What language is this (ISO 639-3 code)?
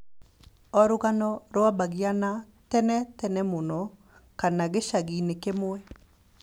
kik